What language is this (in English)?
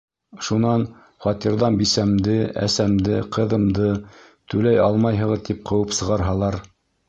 Bashkir